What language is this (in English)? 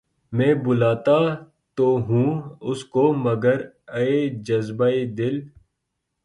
Urdu